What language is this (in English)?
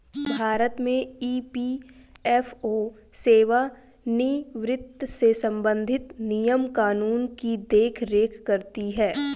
Hindi